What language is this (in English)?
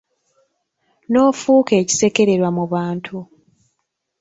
Ganda